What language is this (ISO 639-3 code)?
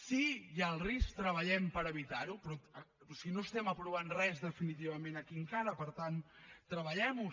cat